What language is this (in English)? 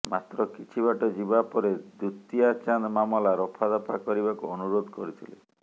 Odia